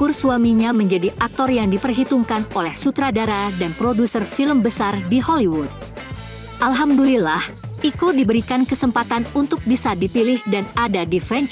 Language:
Indonesian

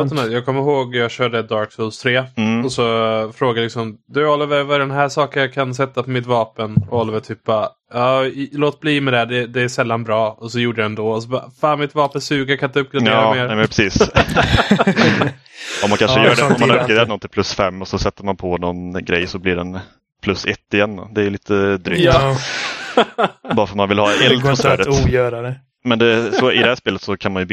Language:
Swedish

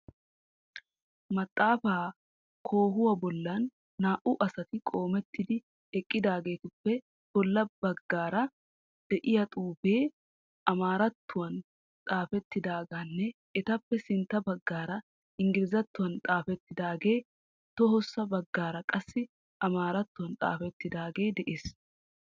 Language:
Wolaytta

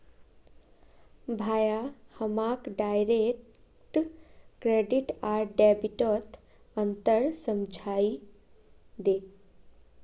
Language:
Magahi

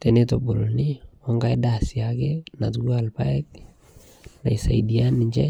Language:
Masai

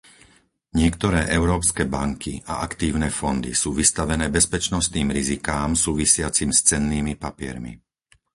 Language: Slovak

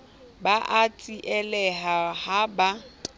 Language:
Southern Sotho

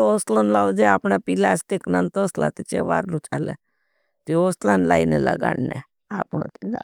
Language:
Bhili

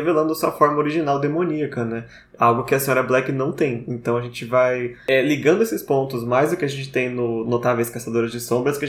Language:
Portuguese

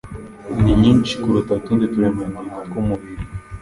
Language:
Kinyarwanda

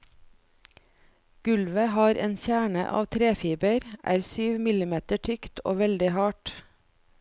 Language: Norwegian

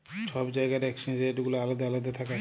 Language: Bangla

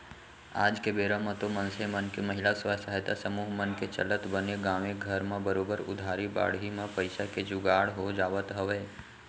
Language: Chhattisgarhi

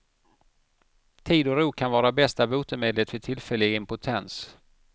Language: Swedish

